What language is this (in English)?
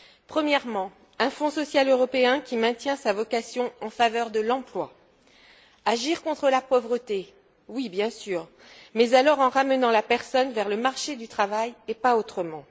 French